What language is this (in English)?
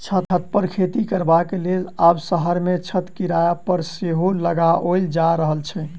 Maithili